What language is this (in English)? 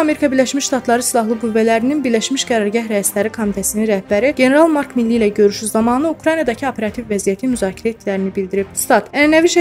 Turkish